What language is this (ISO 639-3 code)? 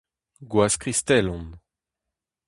bre